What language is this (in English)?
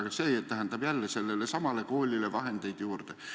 Estonian